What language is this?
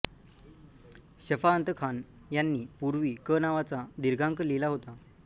Marathi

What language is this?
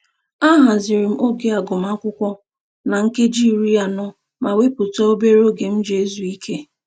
Igbo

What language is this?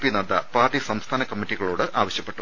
Malayalam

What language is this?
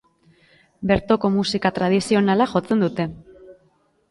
Basque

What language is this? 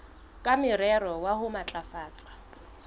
Southern Sotho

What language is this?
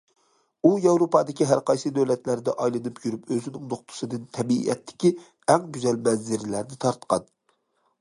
Uyghur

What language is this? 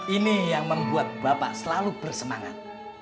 Indonesian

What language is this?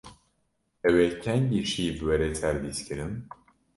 Kurdish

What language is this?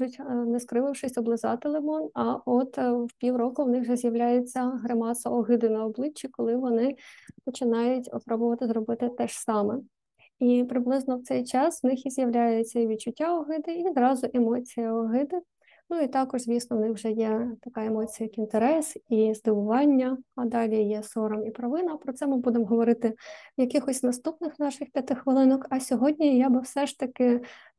Ukrainian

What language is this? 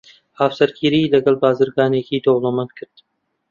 Central Kurdish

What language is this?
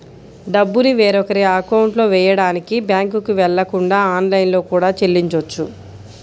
Telugu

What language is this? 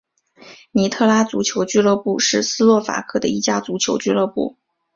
Chinese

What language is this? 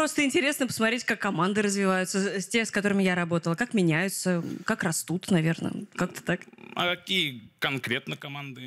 Russian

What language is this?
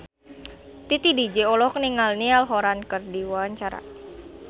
Sundanese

